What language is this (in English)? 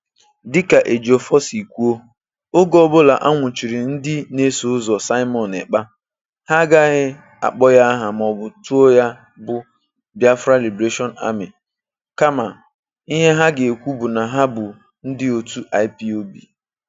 Igbo